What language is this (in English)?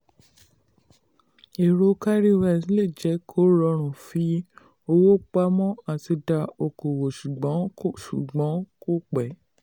Yoruba